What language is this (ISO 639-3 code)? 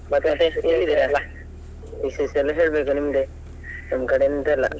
kan